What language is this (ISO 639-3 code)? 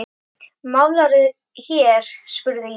isl